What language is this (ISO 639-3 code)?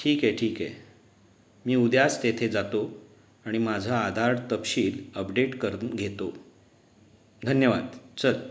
mar